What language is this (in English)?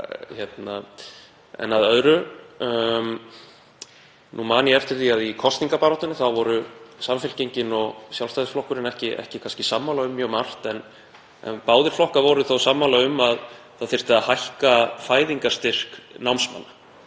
Icelandic